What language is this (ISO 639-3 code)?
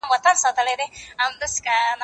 pus